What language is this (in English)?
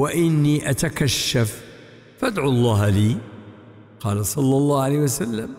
Arabic